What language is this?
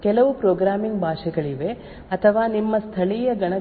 Kannada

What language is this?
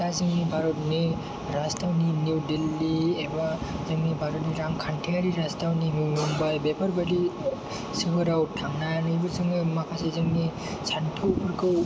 Bodo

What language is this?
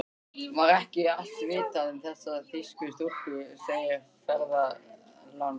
Icelandic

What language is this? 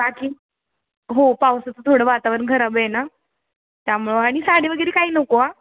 Marathi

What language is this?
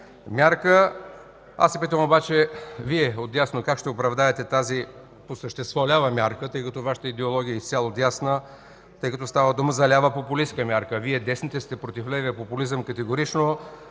Bulgarian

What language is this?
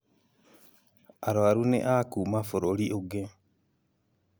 Kikuyu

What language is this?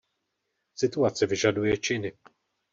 Czech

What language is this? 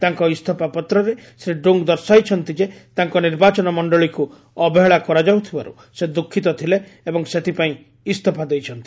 Odia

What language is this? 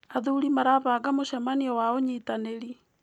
Kikuyu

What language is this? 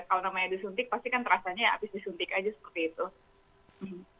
Indonesian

